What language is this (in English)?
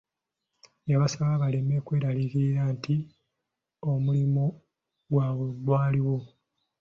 Ganda